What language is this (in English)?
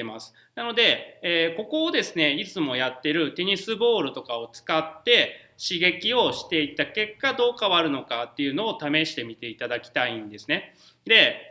Japanese